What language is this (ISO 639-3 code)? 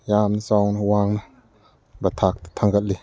mni